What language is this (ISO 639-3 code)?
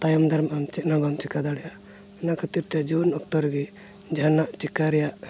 sat